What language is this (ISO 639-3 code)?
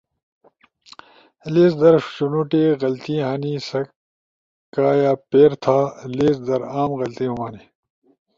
ush